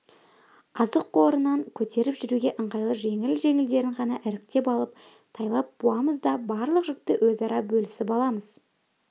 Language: Kazakh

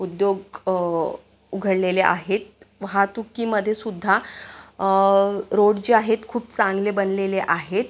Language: Marathi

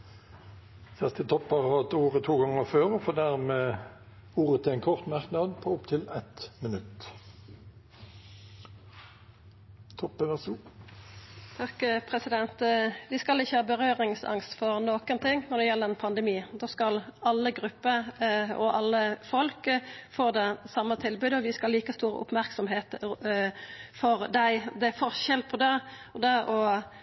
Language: Norwegian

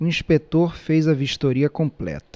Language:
Portuguese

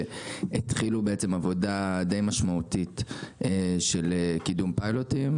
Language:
Hebrew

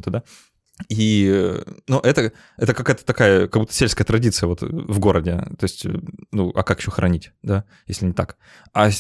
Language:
Russian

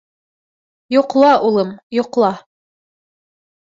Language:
Bashkir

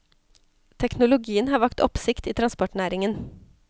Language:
Norwegian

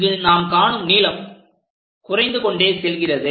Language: Tamil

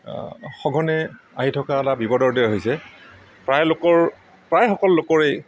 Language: Assamese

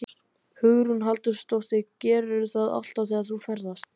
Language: Icelandic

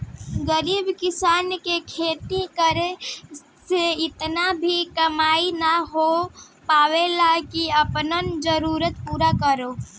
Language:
Bhojpuri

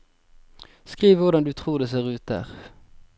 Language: Norwegian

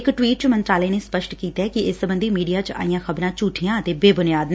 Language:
Punjabi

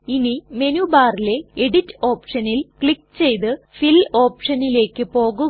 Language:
Malayalam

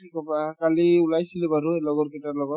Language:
Assamese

